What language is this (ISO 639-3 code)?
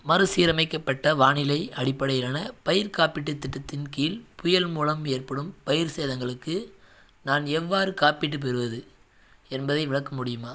tam